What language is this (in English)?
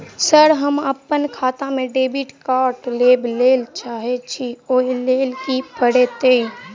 Maithili